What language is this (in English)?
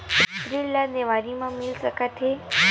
Chhattisgarhi